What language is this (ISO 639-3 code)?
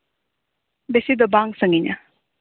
sat